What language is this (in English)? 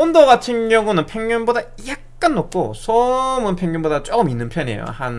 Korean